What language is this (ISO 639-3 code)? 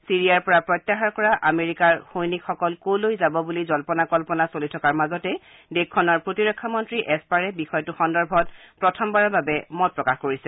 asm